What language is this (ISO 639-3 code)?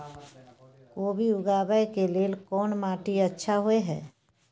mai